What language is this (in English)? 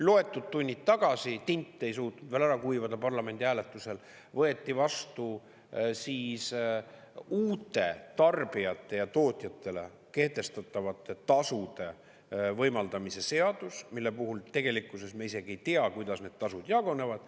Estonian